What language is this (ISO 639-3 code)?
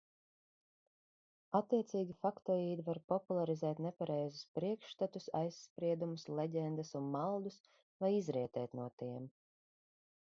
lav